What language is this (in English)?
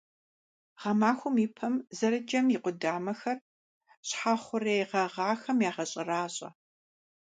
Kabardian